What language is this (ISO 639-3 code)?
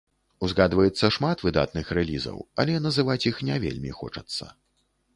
bel